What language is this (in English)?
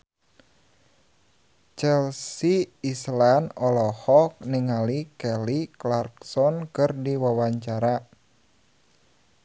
Sundanese